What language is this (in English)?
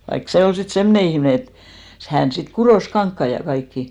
Finnish